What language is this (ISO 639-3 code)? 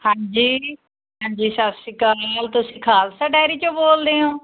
pan